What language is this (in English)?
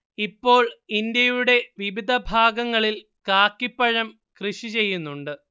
Malayalam